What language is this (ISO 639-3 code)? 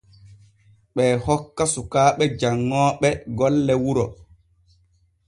fue